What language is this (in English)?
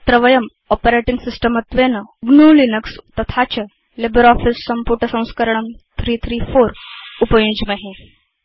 Sanskrit